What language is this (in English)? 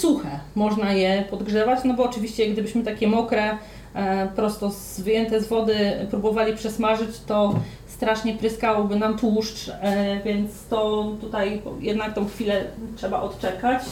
Polish